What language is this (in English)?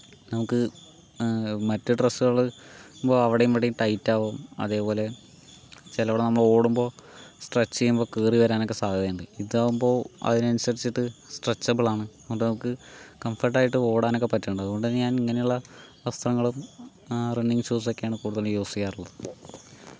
Malayalam